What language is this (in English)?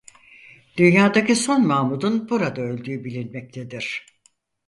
Turkish